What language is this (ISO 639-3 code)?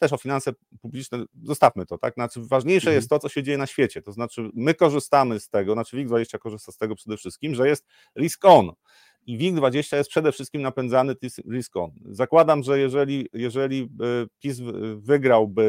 pol